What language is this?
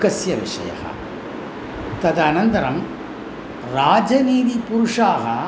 Sanskrit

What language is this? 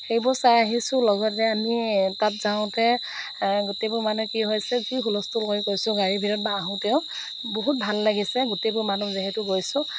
Assamese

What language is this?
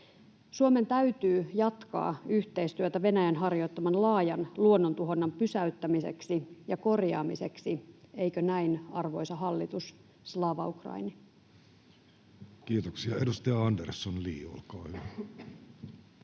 Finnish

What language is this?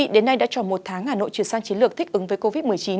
Vietnamese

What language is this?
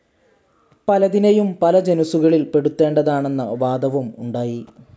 Malayalam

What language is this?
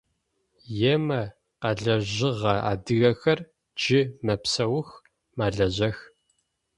Adyghe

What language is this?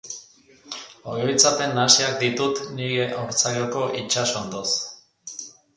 Basque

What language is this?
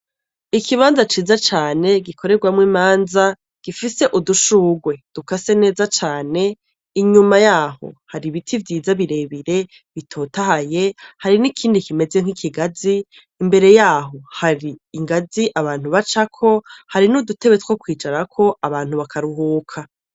Rundi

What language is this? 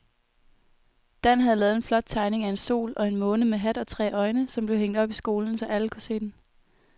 Danish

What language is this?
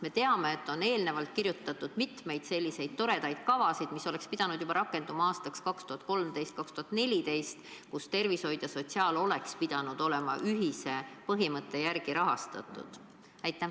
Estonian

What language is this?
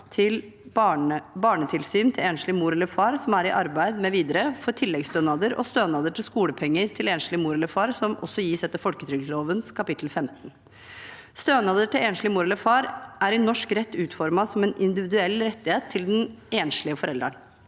Norwegian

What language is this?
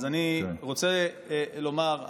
Hebrew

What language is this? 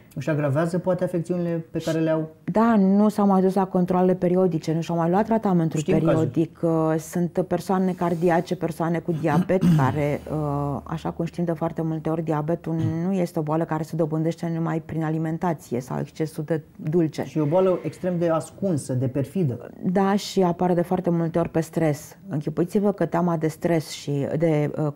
Romanian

